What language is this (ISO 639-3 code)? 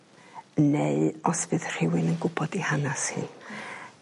cym